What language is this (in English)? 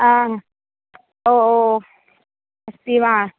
Sanskrit